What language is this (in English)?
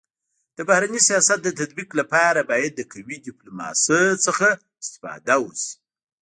Pashto